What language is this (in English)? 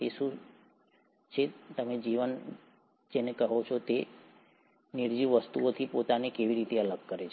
Gujarati